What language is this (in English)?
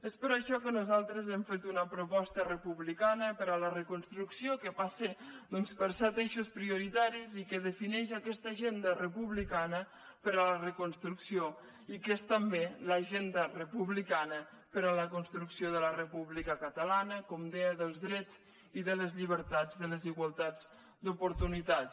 Catalan